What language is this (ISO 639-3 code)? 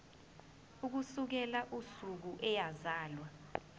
zul